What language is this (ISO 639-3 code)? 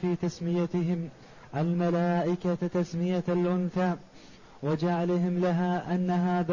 ara